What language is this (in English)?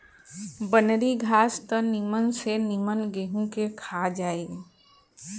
Bhojpuri